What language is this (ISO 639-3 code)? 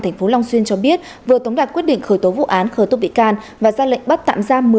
vie